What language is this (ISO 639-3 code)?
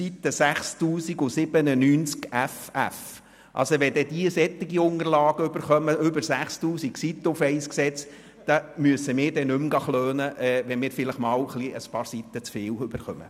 gsw